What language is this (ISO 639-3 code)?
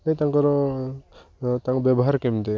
ori